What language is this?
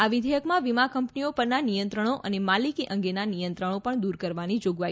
Gujarati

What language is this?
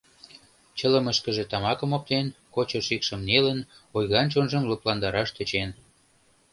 Mari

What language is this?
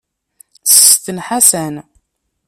Kabyle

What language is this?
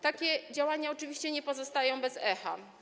Polish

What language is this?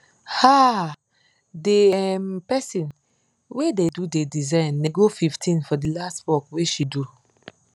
Nigerian Pidgin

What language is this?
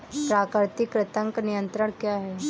Hindi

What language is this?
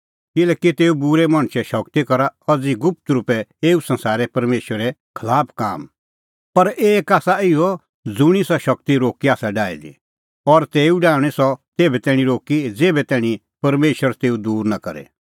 Kullu Pahari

